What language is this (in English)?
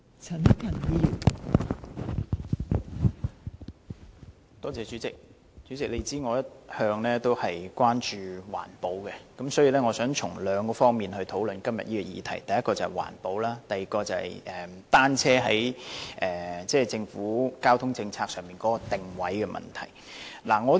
Cantonese